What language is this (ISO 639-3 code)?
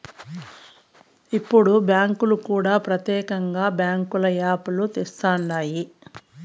tel